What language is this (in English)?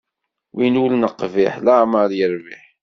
Kabyle